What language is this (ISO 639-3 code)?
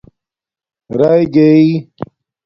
dmk